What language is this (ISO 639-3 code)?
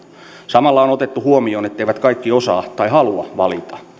fin